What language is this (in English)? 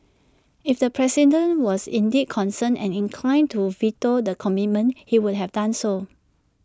English